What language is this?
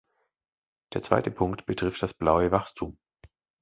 German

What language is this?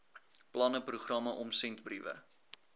Afrikaans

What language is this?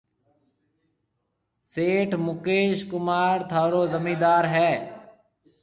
Marwari (Pakistan)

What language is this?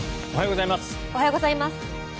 Japanese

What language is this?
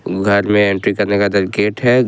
Hindi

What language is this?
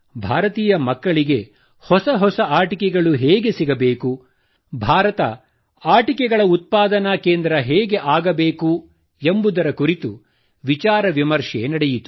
Kannada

